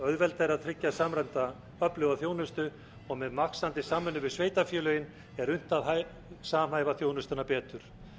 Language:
Icelandic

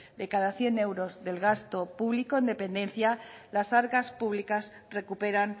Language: Spanish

